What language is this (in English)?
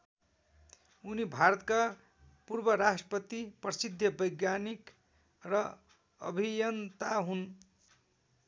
Nepali